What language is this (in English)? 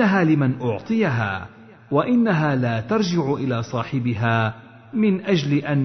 Arabic